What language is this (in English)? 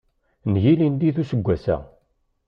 Kabyle